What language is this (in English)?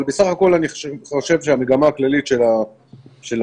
Hebrew